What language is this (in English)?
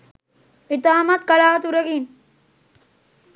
Sinhala